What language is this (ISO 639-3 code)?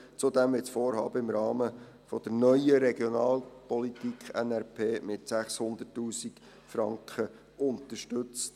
gsw